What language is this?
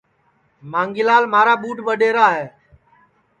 Sansi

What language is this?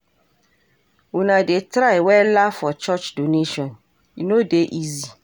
Nigerian Pidgin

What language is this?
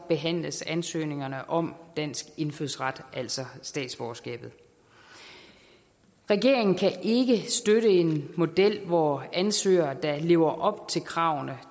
Danish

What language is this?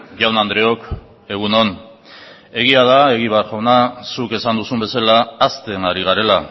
Basque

